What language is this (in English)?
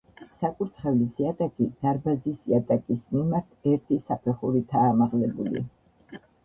Georgian